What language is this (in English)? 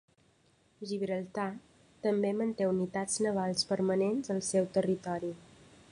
Catalan